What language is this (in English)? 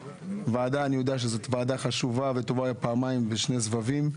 Hebrew